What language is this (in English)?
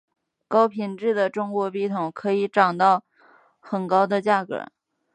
Chinese